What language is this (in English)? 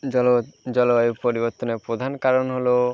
Bangla